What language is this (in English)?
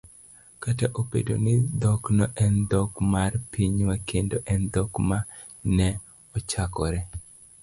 Luo (Kenya and Tanzania)